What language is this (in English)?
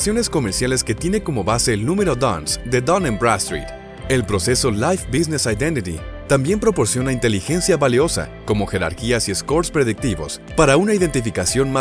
Spanish